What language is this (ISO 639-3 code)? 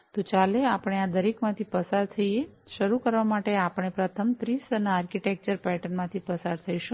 guj